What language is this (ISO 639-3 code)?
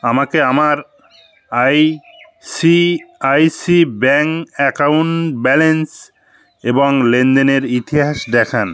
ben